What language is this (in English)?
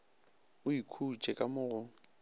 Northern Sotho